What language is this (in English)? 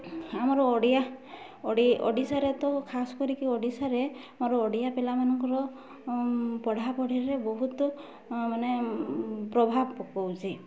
Odia